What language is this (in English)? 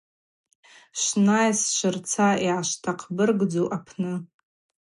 Abaza